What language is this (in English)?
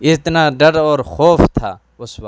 Urdu